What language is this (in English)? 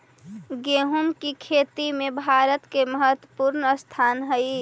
Magahi